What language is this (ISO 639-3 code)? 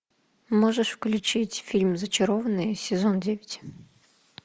rus